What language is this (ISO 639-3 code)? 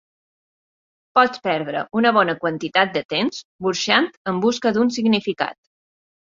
cat